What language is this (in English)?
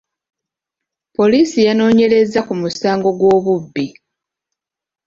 Ganda